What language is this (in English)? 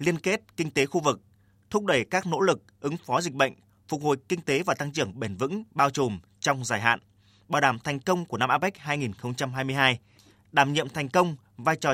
Vietnamese